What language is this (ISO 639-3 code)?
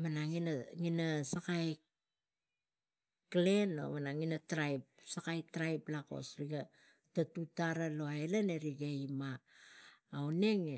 tgc